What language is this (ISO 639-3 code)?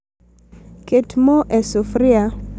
luo